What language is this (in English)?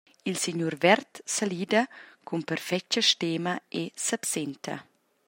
Romansh